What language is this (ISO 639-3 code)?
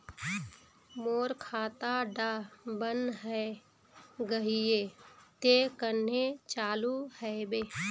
mag